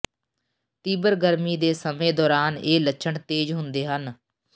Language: Punjabi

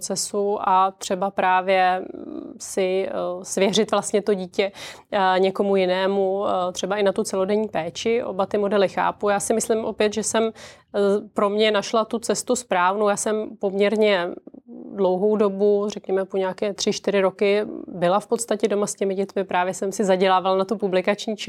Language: Czech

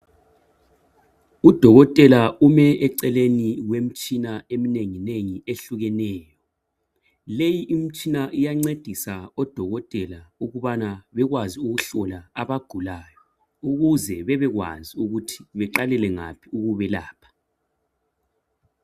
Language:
North Ndebele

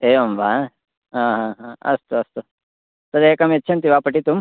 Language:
Sanskrit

